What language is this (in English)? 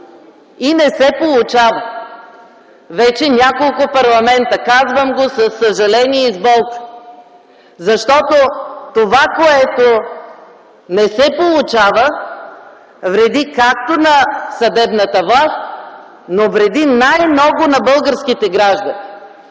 Bulgarian